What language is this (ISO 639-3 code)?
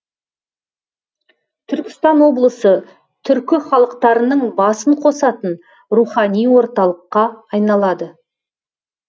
kaz